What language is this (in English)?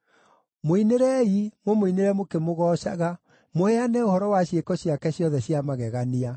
Kikuyu